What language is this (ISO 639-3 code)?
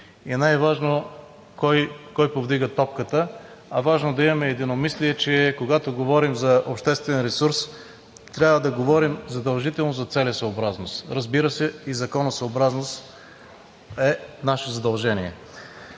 bul